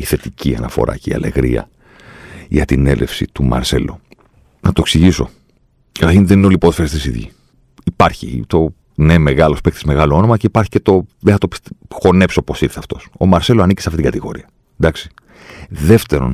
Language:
Greek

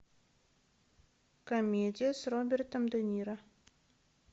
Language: Russian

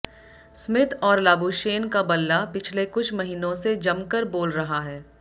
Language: Hindi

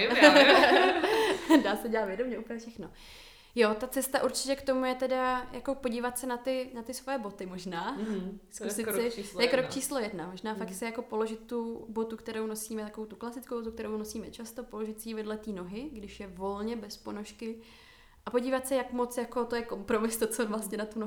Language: Czech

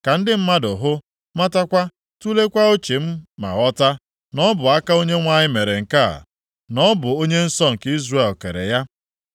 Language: Igbo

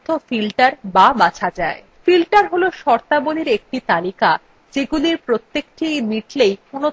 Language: Bangla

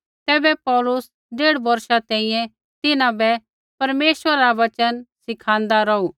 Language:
Kullu Pahari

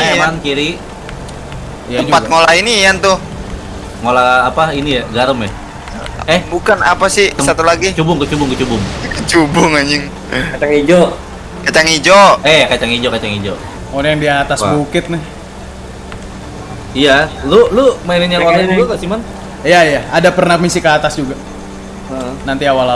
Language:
Indonesian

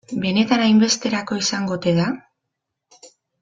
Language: Basque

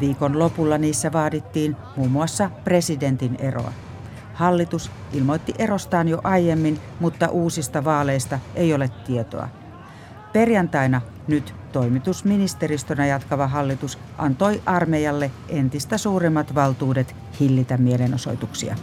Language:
Finnish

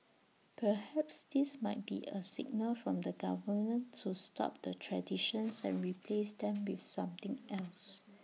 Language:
English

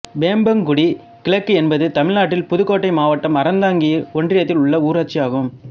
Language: Tamil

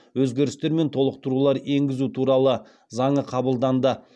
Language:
Kazakh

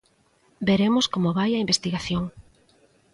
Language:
Galician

